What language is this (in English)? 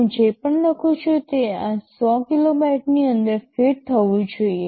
Gujarati